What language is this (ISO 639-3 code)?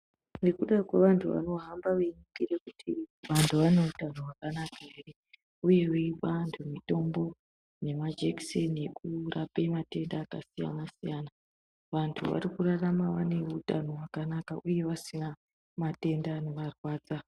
ndc